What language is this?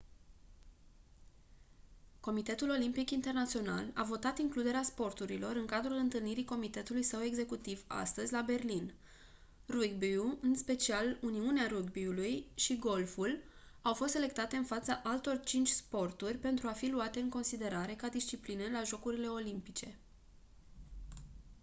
Romanian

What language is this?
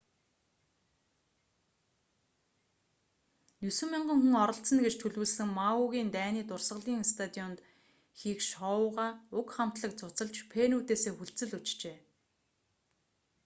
Mongolian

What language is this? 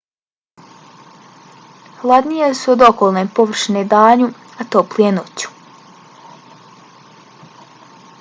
Bosnian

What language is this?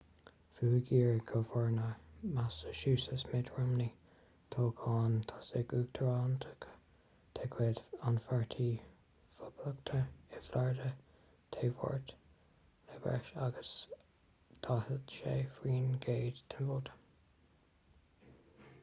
Irish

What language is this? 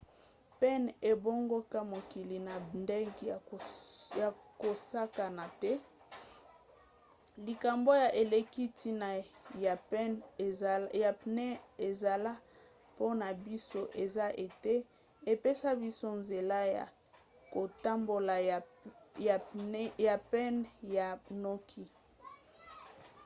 Lingala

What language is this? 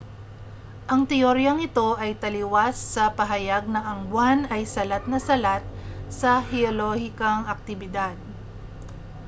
Filipino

